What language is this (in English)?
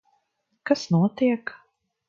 Latvian